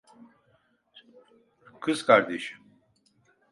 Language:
Turkish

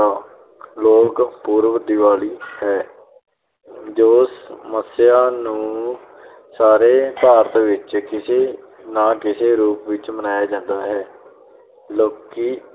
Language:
Punjabi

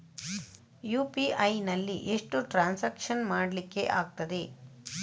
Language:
Kannada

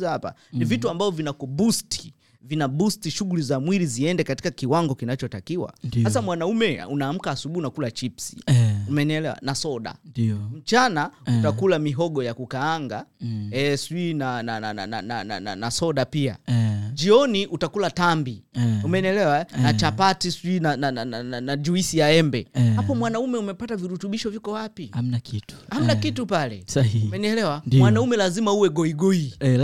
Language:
Swahili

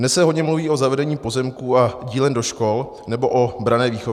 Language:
Czech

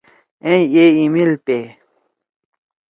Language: Torwali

